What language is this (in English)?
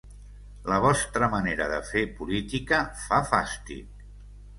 Catalan